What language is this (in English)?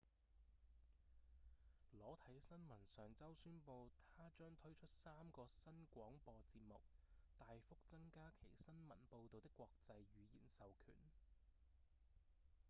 Cantonese